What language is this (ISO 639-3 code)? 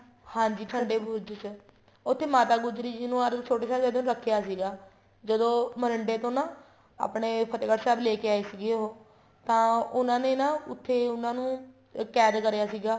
pan